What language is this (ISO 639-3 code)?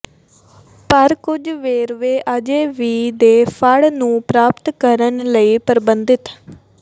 pan